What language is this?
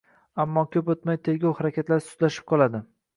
Uzbek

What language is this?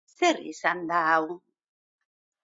Basque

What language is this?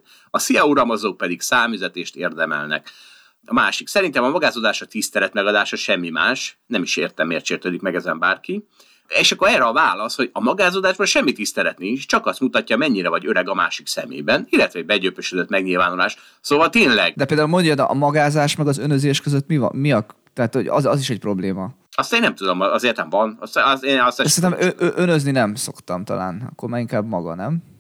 Hungarian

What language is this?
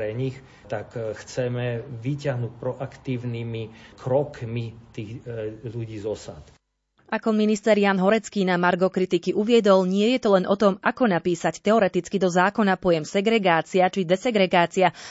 Slovak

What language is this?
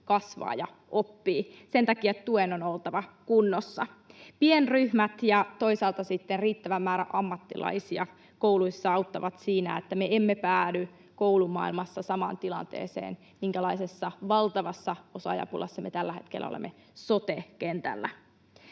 Finnish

